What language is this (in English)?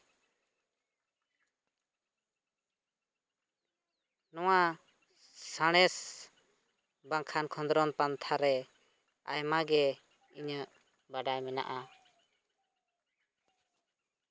Santali